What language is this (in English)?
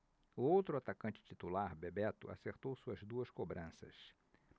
Portuguese